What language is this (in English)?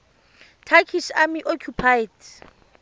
Tswana